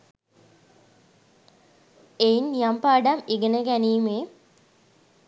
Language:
Sinhala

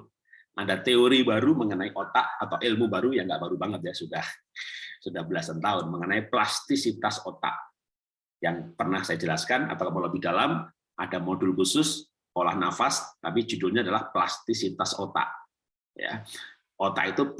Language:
Indonesian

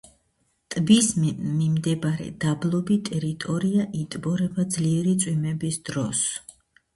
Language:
Georgian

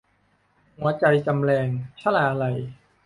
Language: Thai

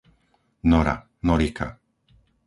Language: Slovak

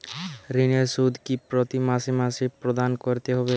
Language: Bangla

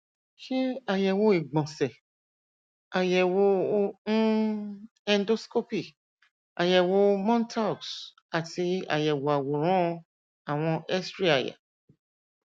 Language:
Yoruba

